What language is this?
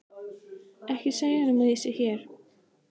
Icelandic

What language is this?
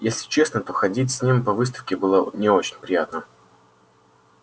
Russian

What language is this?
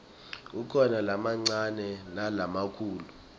Swati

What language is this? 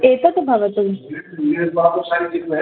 Sanskrit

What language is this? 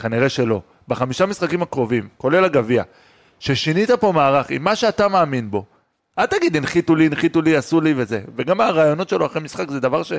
Hebrew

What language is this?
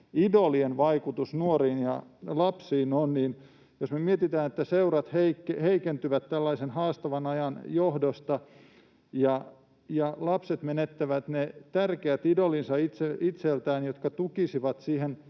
Finnish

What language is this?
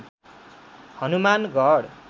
Nepali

